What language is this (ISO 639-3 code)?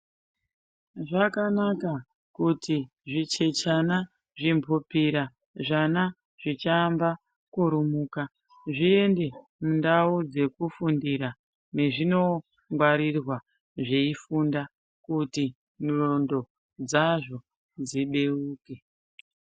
ndc